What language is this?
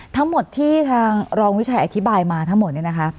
Thai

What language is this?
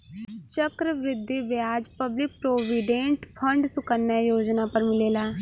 Bhojpuri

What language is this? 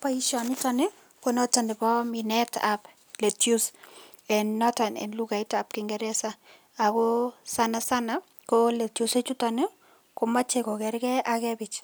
Kalenjin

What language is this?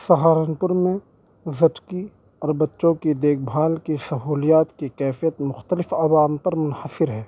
Urdu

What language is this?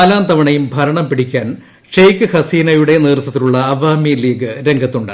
Malayalam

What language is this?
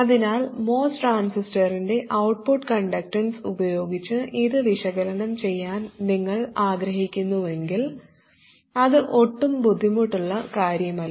Malayalam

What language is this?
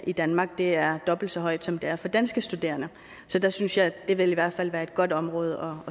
Danish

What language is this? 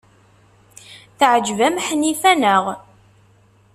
Kabyle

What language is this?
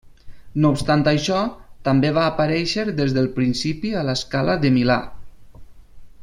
Catalan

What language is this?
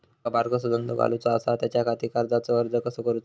Marathi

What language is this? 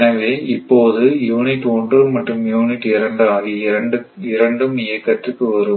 Tamil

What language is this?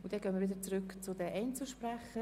Swiss German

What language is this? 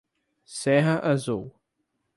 Portuguese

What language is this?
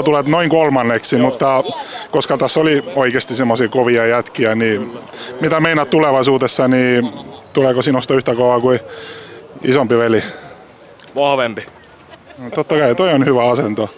Finnish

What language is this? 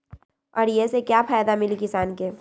Magahi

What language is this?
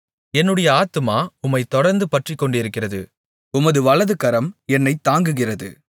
Tamil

